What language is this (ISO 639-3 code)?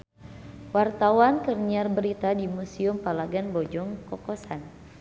sun